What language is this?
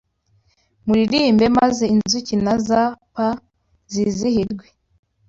Kinyarwanda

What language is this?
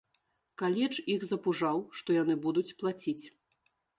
Belarusian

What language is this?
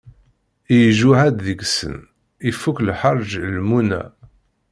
Kabyle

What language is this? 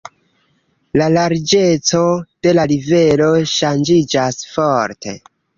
Esperanto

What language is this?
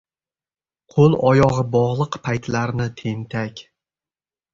Uzbek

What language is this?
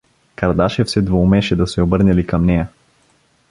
Bulgarian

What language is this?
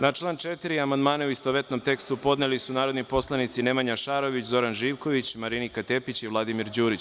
Serbian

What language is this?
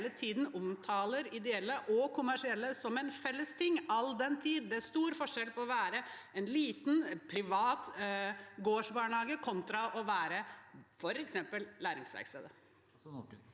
Norwegian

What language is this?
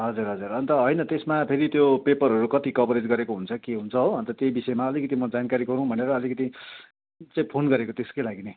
Nepali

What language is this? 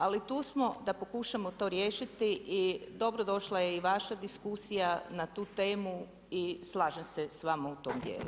Croatian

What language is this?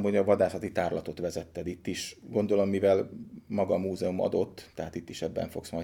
Hungarian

